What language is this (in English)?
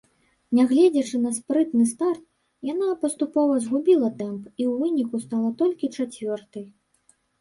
Belarusian